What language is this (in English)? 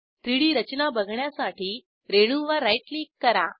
Marathi